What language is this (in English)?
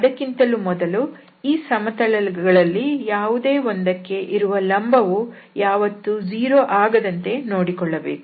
Kannada